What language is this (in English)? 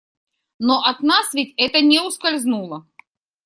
Russian